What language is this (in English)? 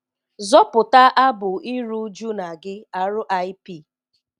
Igbo